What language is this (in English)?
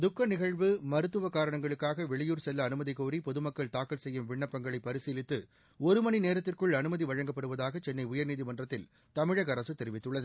Tamil